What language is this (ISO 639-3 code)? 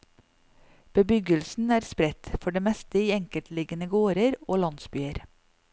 nor